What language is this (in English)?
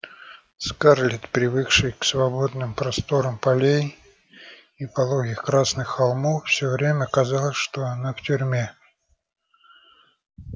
Russian